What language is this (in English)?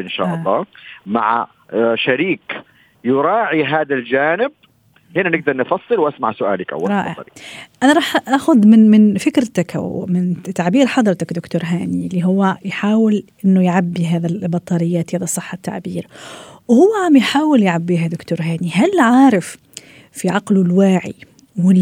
Arabic